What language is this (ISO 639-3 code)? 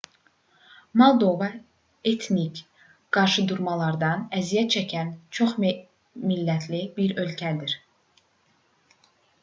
aze